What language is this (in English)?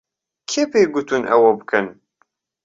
Central Kurdish